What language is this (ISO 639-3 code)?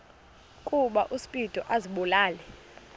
xho